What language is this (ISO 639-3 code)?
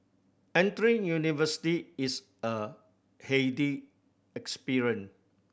eng